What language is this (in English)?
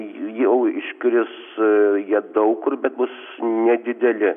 Lithuanian